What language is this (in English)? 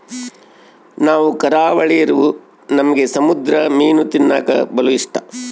Kannada